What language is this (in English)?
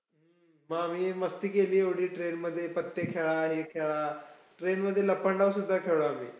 Marathi